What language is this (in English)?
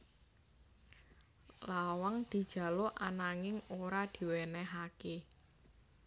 Javanese